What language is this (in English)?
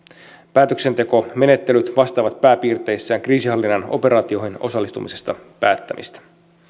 Finnish